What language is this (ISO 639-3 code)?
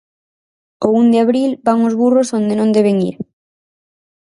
glg